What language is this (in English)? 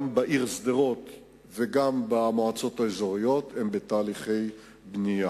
Hebrew